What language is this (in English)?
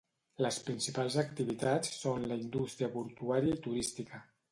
Catalan